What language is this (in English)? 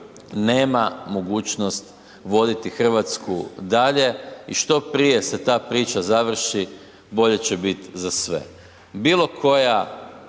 Croatian